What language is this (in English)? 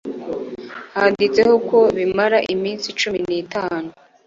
Kinyarwanda